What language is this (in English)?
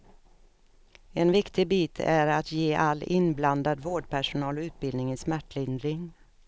Swedish